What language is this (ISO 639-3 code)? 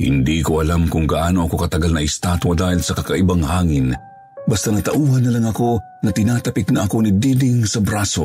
fil